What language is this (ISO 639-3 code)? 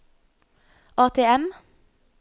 nor